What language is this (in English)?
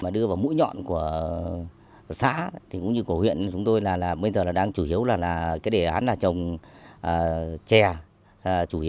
Vietnamese